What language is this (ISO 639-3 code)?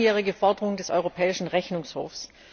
deu